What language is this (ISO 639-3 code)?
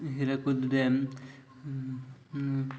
ori